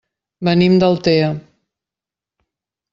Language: Catalan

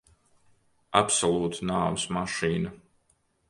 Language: Latvian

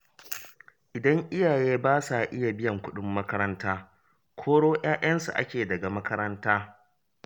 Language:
Hausa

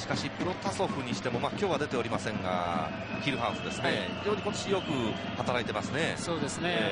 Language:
Japanese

